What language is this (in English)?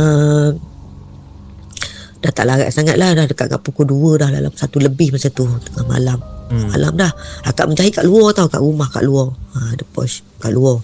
Malay